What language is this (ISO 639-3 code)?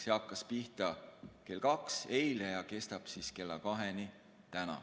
est